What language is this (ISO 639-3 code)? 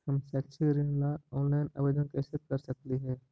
mag